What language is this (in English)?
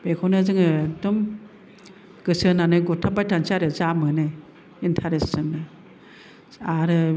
Bodo